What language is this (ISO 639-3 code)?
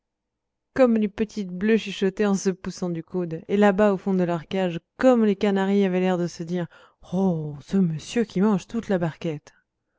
fra